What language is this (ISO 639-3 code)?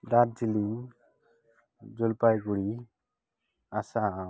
sat